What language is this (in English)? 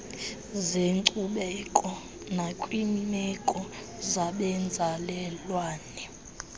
Xhosa